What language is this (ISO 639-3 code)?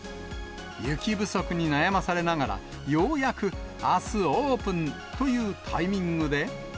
jpn